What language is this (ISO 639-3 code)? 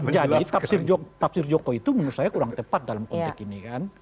ind